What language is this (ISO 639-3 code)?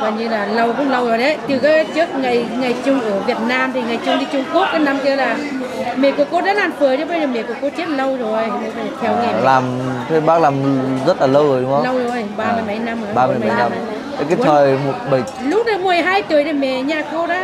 vie